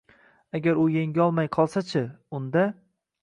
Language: Uzbek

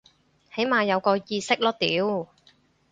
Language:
Cantonese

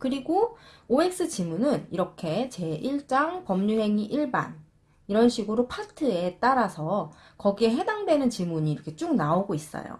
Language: Korean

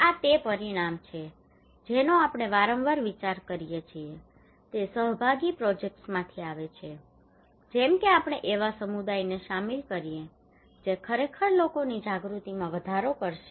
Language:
Gujarati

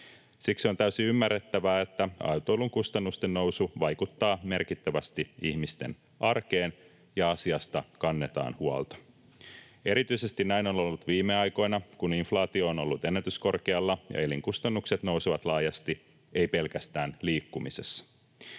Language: Finnish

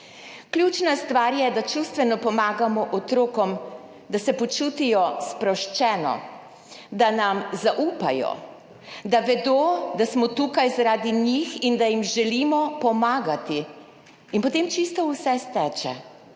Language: Slovenian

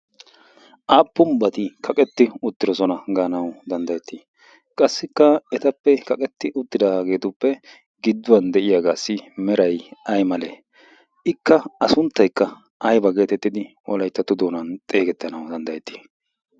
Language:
Wolaytta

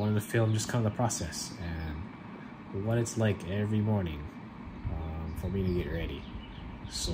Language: English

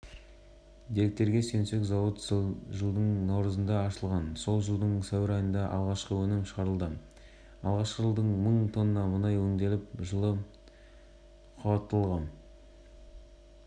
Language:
Kazakh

